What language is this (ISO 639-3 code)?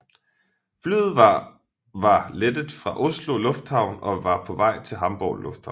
dan